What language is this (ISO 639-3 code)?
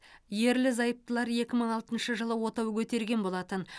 kaz